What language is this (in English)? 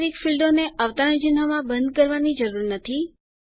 Gujarati